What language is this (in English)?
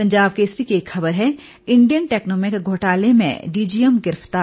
Hindi